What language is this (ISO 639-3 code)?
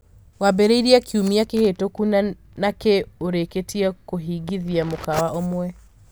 kik